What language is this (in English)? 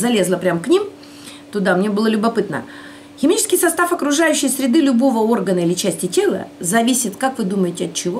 Russian